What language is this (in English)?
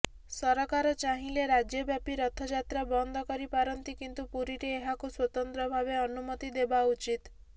Odia